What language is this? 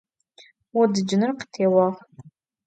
Adyghe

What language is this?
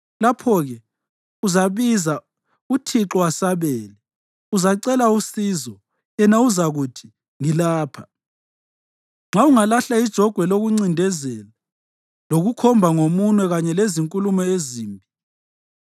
North Ndebele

